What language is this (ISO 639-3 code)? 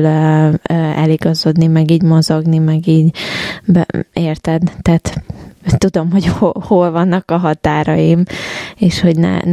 hun